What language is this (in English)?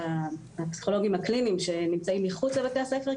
Hebrew